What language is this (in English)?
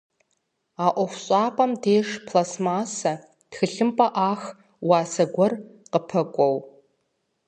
Kabardian